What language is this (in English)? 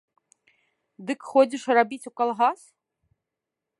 Belarusian